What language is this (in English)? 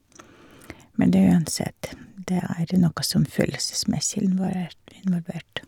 Norwegian